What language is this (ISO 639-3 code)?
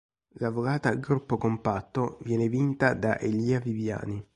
ita